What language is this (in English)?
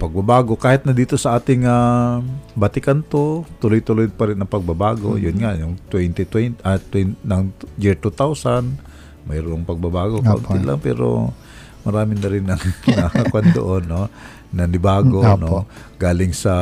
Filipino